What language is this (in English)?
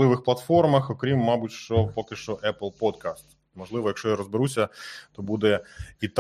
Ukrainian